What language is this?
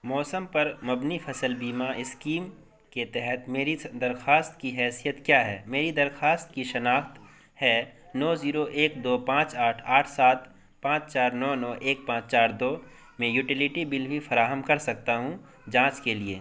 Urdu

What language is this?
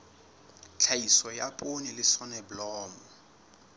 Southern Sotho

